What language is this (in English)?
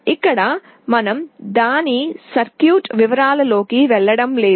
Telugu